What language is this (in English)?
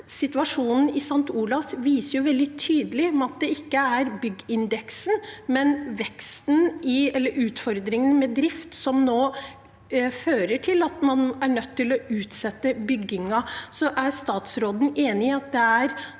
Norwegian